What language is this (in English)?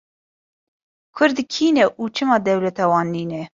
Kurdish